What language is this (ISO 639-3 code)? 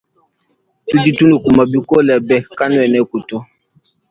lua